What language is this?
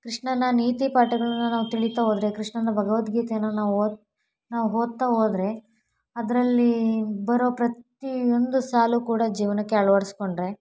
Kannada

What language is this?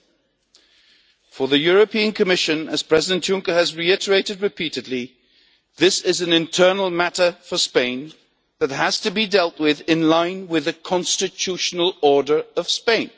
English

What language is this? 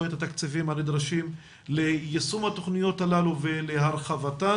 Hebrew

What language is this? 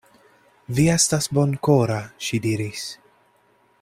Esperanto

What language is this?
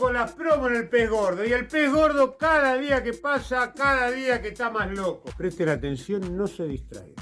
Spanish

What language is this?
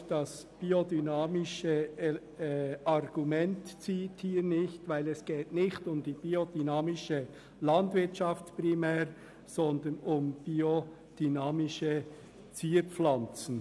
Swiss German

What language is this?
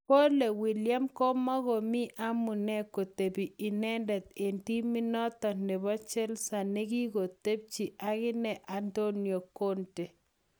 Kalenjin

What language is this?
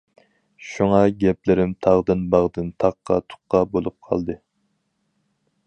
Uyghur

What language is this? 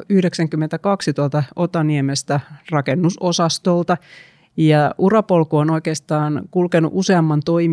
Finnish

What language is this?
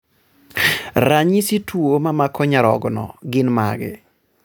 Luo (Kenya and Tanzania)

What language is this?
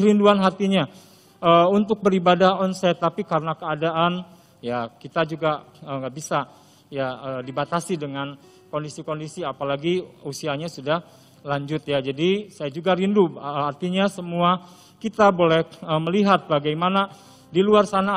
Indonesian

